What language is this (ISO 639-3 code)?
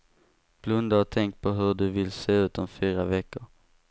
swe